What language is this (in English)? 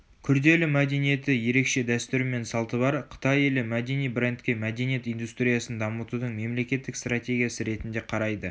Kazakh